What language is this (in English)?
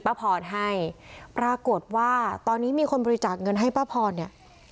Thai